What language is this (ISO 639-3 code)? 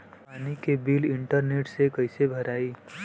bho